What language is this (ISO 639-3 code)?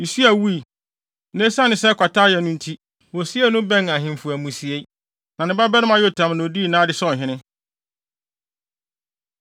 aka